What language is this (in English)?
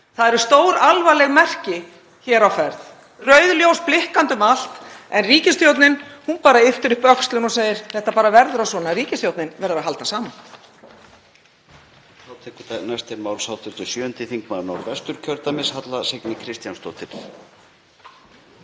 Icelandic